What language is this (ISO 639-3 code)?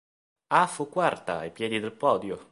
ita